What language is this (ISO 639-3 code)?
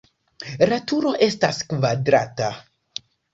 epo